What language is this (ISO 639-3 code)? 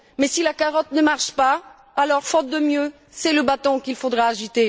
fra